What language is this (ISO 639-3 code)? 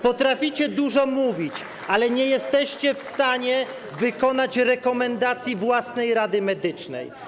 pol